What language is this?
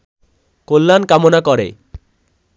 Bangla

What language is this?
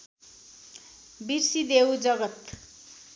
Nepali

